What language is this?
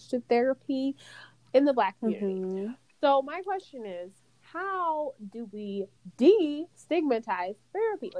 English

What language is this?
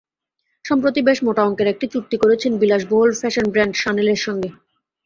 Bangla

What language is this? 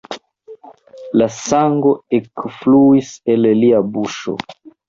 Esperanto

